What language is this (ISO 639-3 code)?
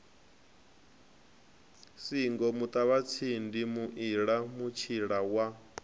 ven